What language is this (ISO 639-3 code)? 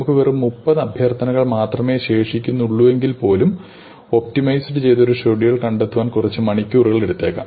mal